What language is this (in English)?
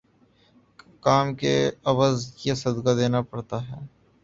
Urdu